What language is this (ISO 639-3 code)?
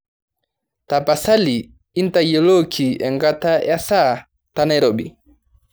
mas